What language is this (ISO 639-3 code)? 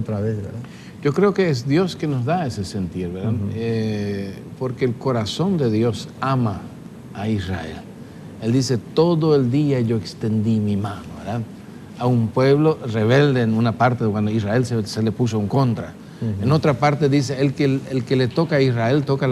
spa